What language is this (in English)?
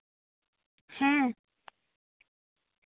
Santali